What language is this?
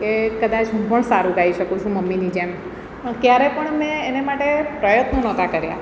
Gujarati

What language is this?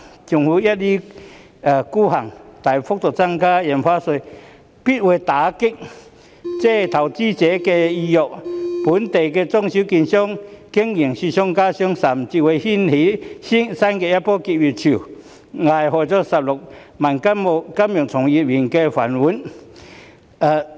Cantonese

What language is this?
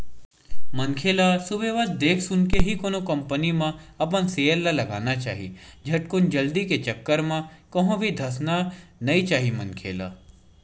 Chhattisgarhi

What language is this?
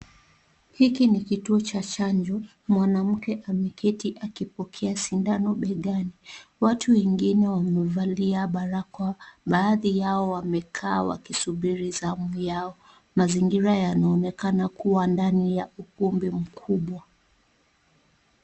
Swahili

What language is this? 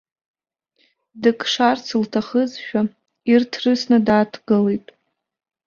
Abkhazian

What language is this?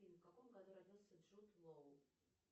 Russian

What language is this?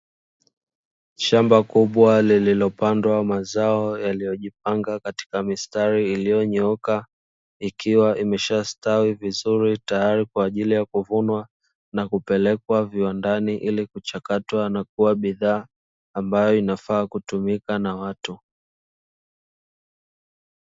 Swahili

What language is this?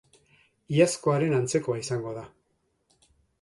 Basque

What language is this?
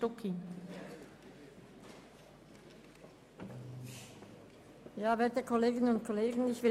Swiss German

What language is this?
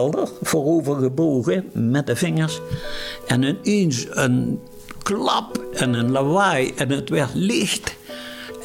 Dutch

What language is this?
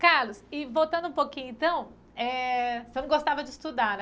Portuguese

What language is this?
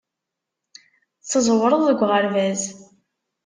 Kabyle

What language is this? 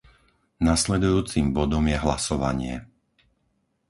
Slovak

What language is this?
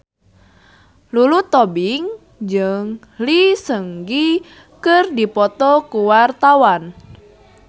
Sundanese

